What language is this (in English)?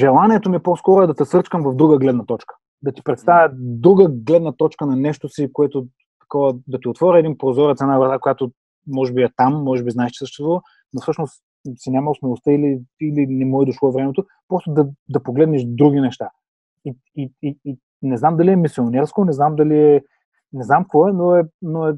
Bulgarian